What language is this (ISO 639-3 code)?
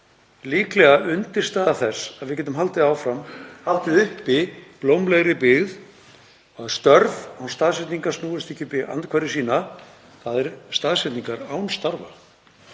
isl